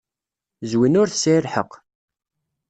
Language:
Kabyle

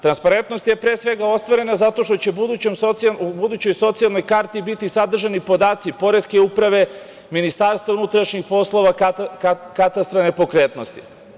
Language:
Serbian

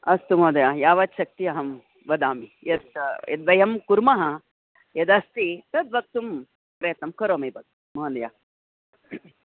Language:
Sanskrit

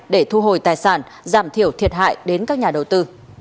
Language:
Vietnamese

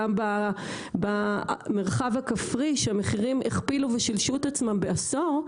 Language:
Hebrew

